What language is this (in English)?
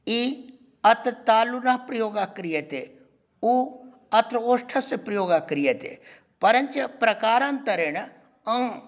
Sanskrit